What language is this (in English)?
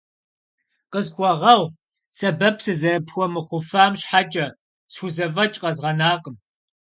Kabardian